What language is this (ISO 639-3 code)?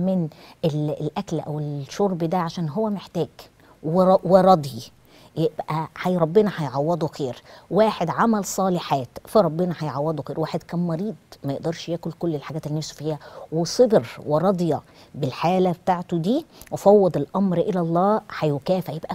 ara